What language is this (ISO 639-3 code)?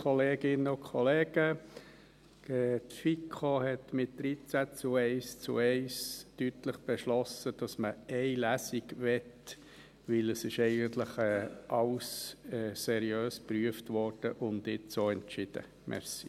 gsw